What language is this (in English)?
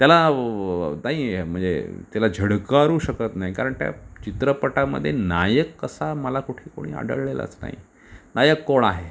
Marathi